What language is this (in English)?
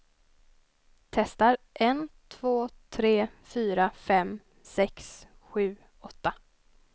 Swedish